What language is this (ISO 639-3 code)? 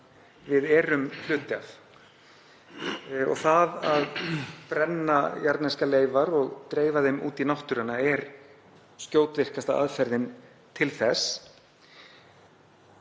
isl